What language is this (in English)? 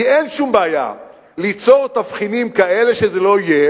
Hebrew